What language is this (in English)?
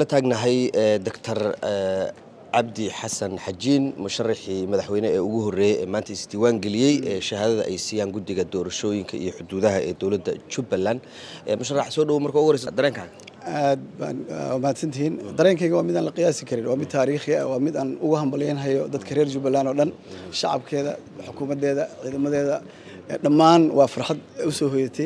Arabic